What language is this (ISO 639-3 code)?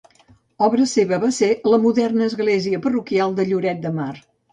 cat